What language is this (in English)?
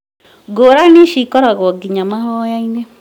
Kikuyu